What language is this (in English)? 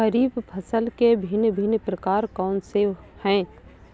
Hindi